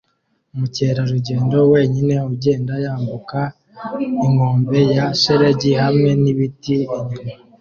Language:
Kinyarwanda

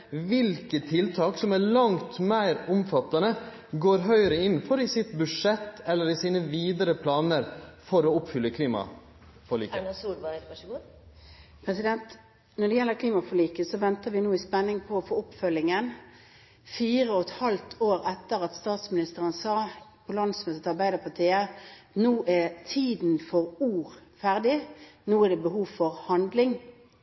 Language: Norwegian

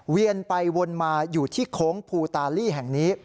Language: Thai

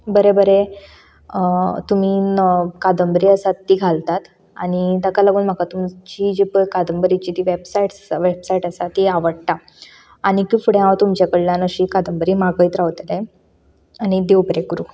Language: Konkani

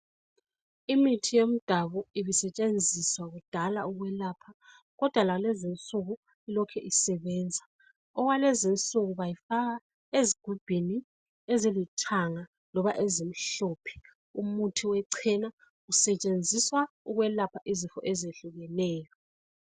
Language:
North Ndebele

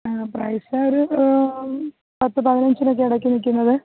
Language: Malayalam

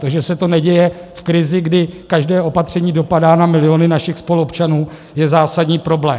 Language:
Czech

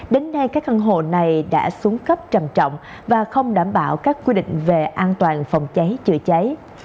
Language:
Vietnamese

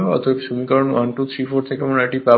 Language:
Bangla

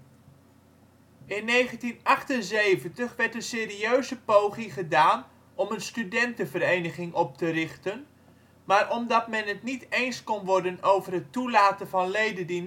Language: Dutch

